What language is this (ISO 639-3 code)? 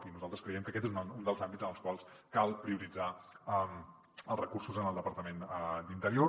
cat